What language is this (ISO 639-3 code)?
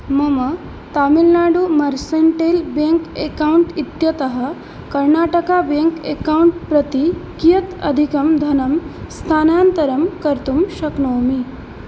san